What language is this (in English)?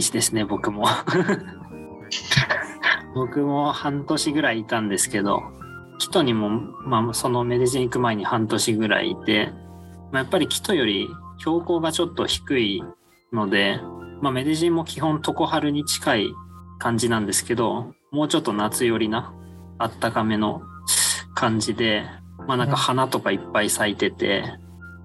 Japanese